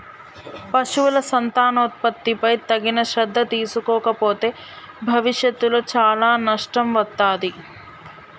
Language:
Telugu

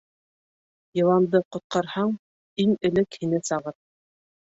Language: Bashkir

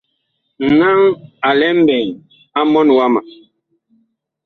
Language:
Bakoko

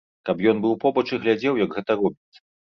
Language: Belarusian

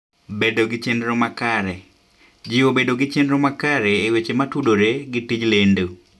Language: Luo (Kenya and Tanzania)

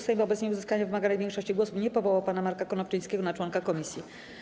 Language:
Polish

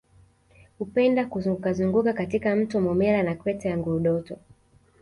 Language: Swahili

